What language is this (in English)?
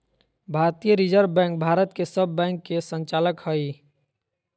Magahi